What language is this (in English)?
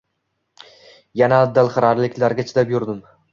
Uzbek